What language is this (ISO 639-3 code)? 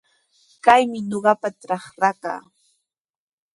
qws